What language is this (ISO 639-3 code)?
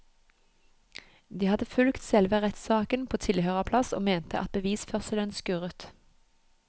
nor